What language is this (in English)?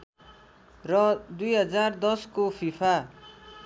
Nepali